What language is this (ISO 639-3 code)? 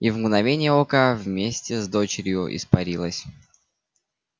rus